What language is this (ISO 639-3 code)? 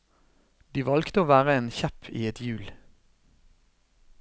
nor